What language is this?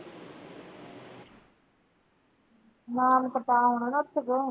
Punjabi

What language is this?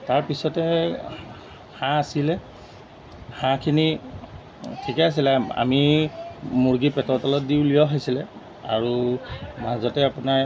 Assamese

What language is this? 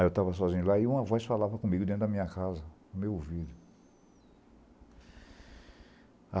Portuguese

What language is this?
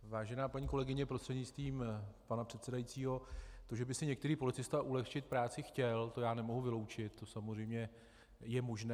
Czech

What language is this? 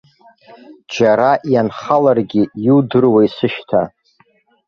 Abkhazian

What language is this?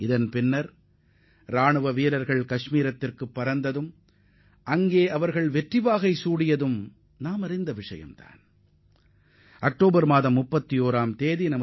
Tamil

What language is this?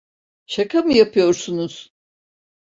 Turkish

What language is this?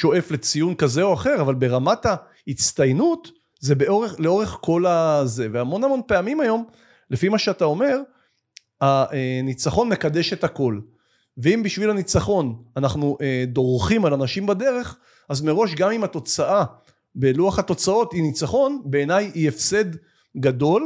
Hebrew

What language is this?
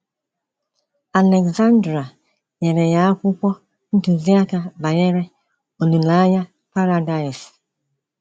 Igbo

